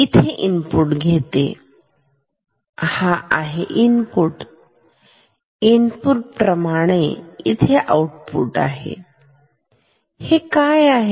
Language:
Marathi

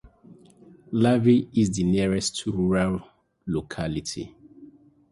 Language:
English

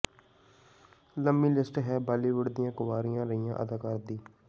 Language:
Punjabi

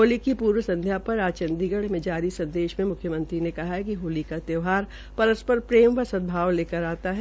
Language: Hindi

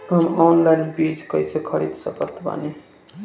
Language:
Bhojpuri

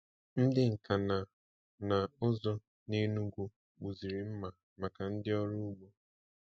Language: Igbo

